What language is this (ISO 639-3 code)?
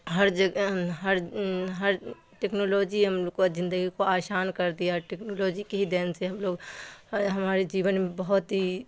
urd